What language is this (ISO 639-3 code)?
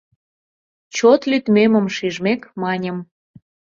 chm